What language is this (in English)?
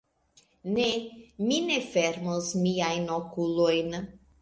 Esperanto